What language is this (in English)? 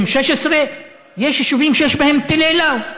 Hebrew